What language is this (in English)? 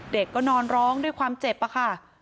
Thai